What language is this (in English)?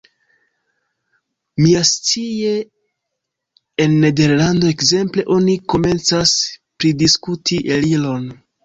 Esperanto